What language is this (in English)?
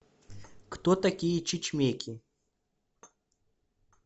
Russian